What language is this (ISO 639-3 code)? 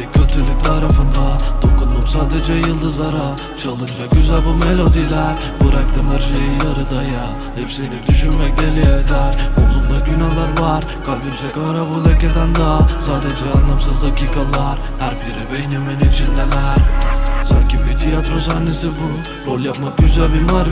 tur